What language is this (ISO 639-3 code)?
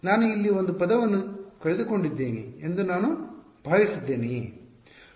kan